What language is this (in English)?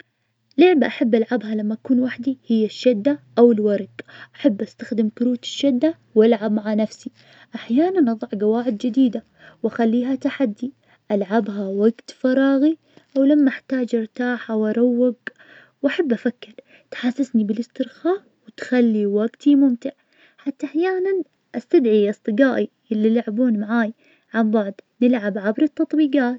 Najdi Arabic